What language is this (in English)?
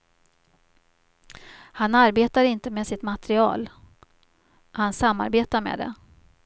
Swedish